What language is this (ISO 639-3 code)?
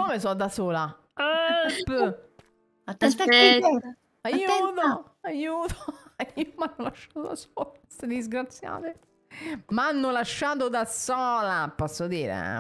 ita